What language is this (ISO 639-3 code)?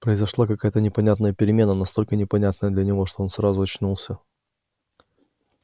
rus